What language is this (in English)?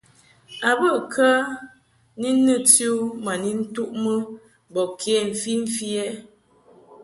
Mungaka